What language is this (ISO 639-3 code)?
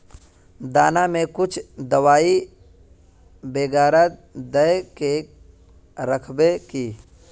mag